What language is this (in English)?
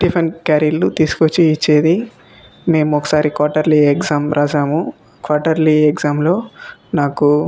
Telugu